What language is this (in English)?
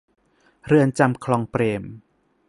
Thai